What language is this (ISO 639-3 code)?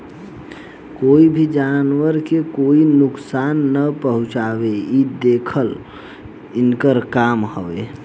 bho